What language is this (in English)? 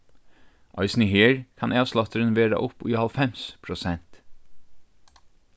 Faroese